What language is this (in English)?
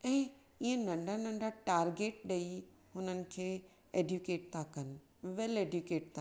Sindhi